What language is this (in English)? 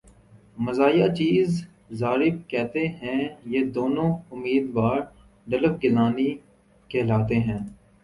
Urdu